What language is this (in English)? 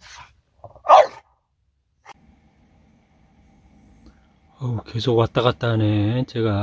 Korean